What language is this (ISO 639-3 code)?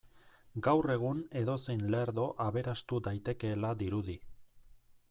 eus